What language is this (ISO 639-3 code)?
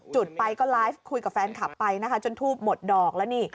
tha